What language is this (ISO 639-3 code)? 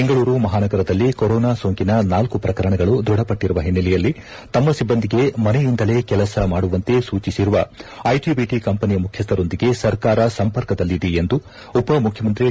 kan